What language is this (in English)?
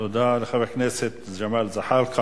Hebrew